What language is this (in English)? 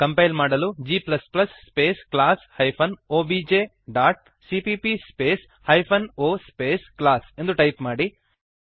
Kannada